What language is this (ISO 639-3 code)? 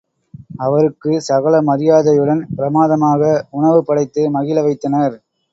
tam